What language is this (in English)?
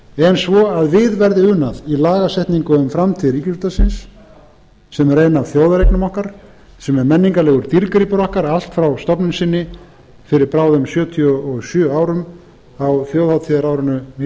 Icelandic